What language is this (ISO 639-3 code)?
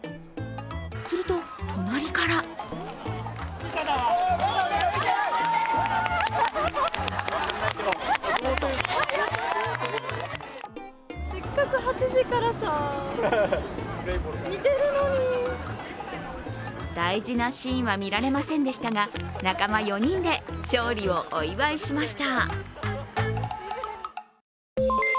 jpn